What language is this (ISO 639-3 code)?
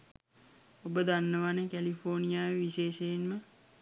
sin